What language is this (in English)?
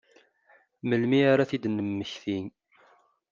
Kabyle